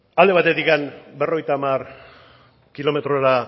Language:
Basque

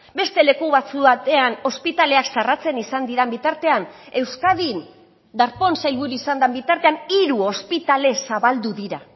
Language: Basque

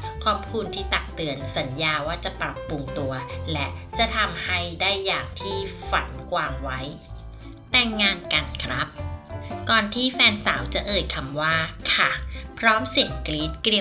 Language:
Thai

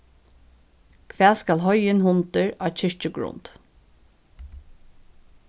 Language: Faroese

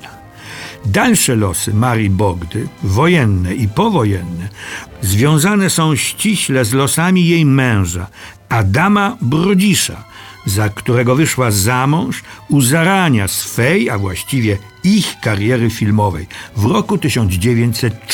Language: Polish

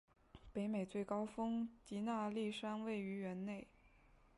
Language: Chinese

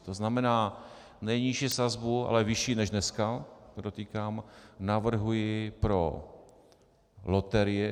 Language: Czech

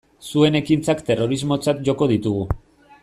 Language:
Basque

